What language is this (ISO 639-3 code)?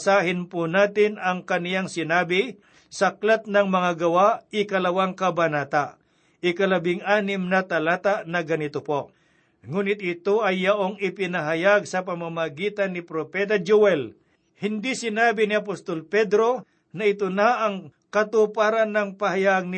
fil